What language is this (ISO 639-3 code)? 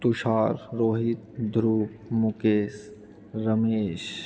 mai